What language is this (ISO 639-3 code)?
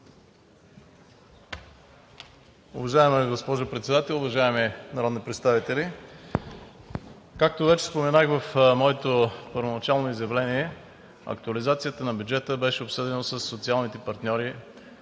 bul